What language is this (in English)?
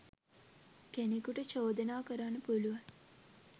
Sinhala